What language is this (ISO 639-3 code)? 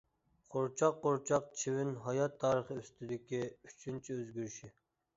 uig